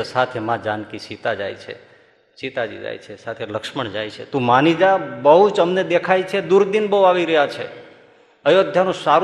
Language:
Gujarati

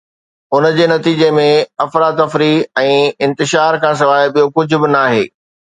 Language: Sindhi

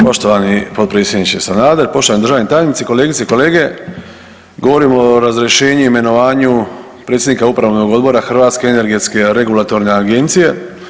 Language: Croatian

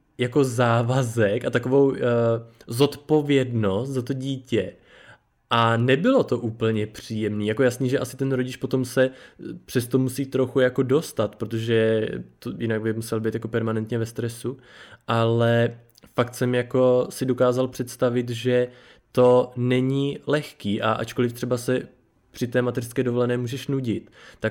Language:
Czech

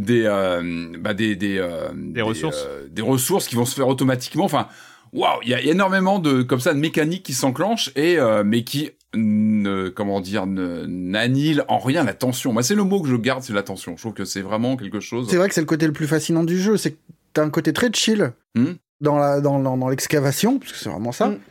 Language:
French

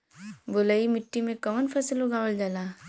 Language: Bhojpuri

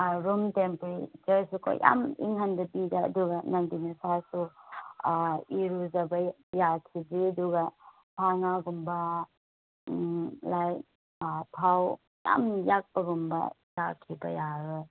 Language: Manipuri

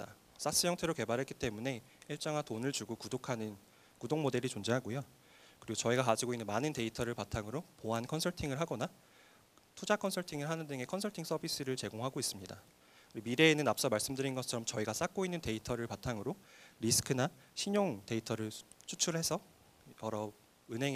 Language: Korean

